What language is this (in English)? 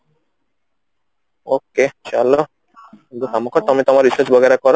Odia